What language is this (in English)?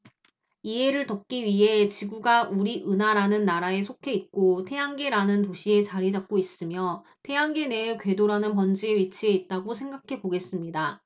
Korean